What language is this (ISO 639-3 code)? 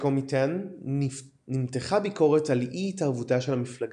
heb